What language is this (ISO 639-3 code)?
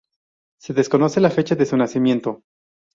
spa